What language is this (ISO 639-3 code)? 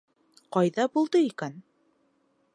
bak